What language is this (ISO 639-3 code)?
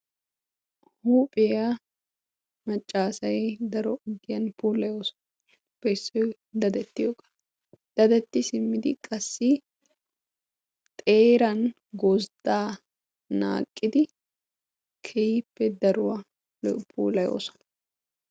wal